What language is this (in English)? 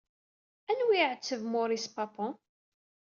Kabyle